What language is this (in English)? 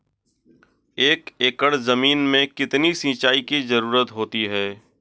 Hindi